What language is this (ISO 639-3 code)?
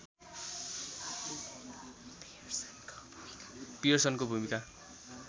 nep